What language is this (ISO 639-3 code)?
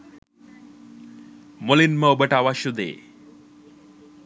sin